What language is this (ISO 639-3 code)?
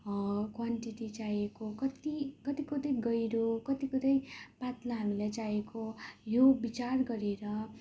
nep